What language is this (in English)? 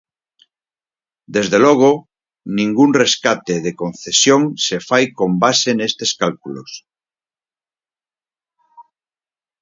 Galician